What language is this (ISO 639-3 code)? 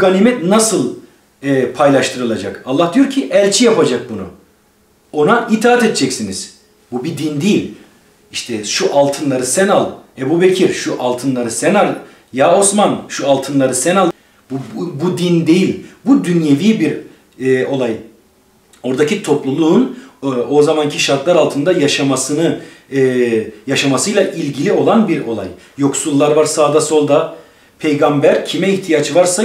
tur